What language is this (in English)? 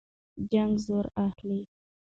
Pashto